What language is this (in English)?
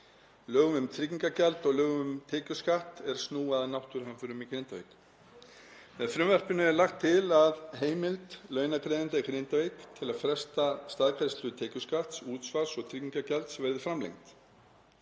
Icelandic